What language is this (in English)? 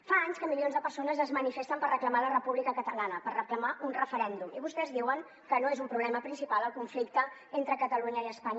Catalan